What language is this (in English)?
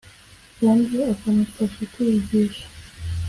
Kinyarwanda